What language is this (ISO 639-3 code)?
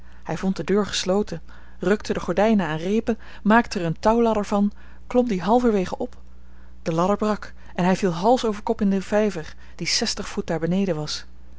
nld